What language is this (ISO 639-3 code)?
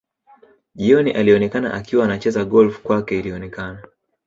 swa